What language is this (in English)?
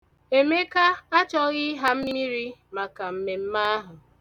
Igbo